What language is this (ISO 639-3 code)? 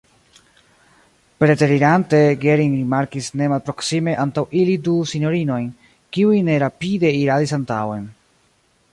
epo